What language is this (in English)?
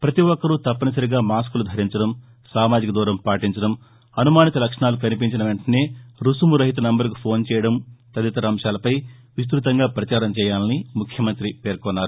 Telugu